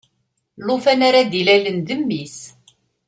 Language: Kabyle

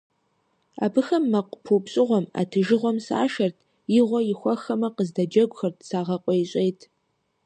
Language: Kabardian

